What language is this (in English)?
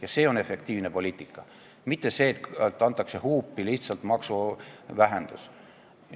Estonian